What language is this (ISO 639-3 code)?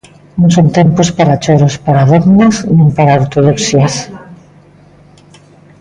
glg